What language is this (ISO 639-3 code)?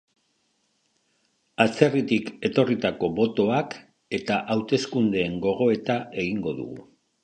eus